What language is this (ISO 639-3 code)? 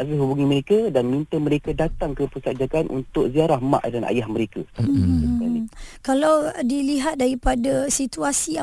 msa